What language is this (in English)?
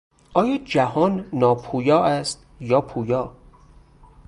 Persian